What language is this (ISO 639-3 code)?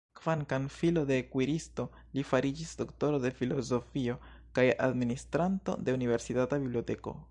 epo